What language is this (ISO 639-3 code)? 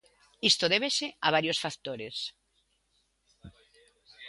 glg